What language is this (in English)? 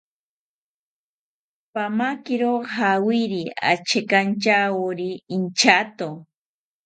South Ucayali Ashéninka